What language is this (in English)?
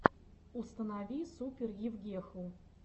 Russian